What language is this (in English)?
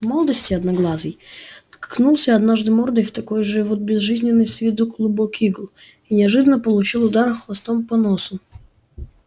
Russian